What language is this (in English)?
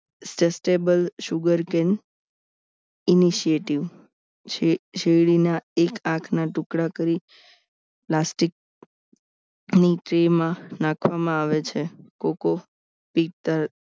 Gujarati